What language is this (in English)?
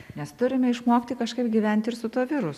Lithuanian